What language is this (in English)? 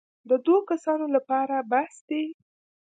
Pashto